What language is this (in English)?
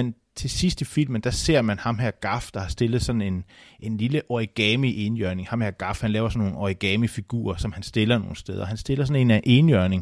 Danish